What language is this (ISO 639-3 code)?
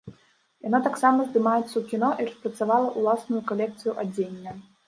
bel